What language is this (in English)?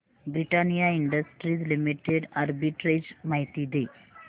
Marathi